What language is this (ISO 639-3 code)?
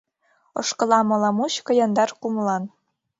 chm